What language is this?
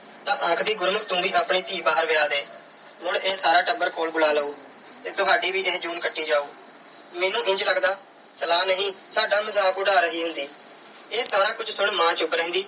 Punjabi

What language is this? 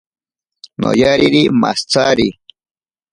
Ashéninka Perené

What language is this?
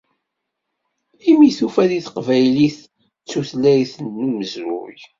Kabyle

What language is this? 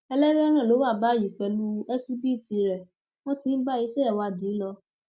Yoruba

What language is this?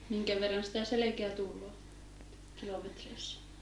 Finnish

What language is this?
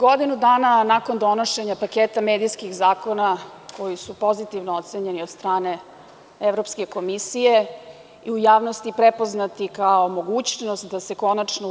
Serbian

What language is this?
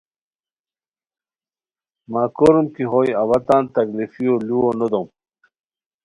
Khowar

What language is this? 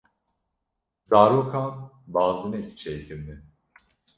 Kurdish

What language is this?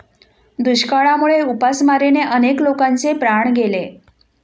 Marathi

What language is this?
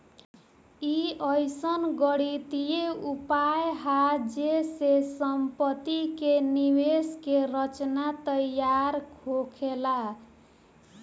Bhojpuri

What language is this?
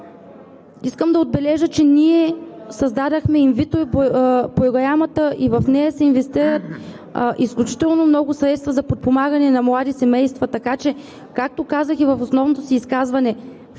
Bulgarian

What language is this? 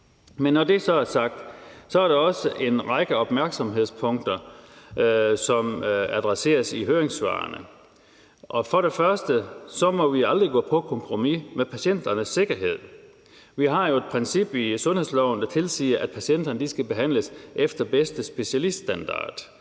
Danish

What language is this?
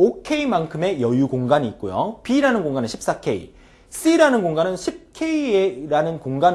Korean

